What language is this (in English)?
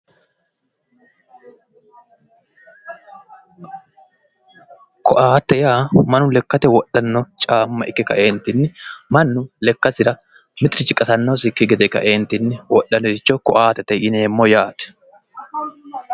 Sidamo